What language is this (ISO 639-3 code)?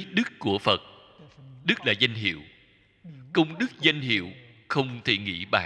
vie